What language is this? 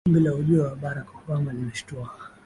Swahili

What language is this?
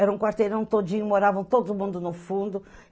Portuguese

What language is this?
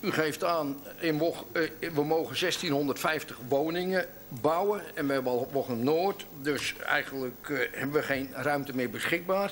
Dutch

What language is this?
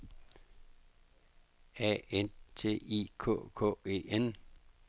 Danish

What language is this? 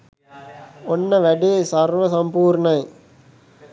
Sinhala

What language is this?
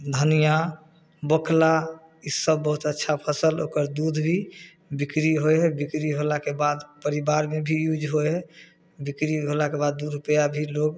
Maithili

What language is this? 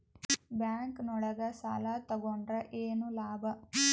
Kannada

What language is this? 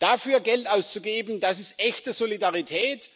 German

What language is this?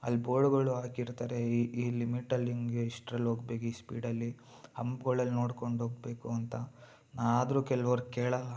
Kannada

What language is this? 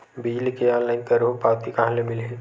Chhattisgarhi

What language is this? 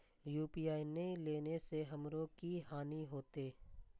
Maithili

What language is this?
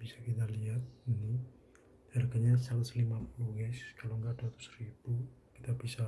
Indonesian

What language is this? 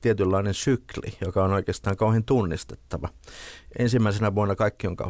Finnish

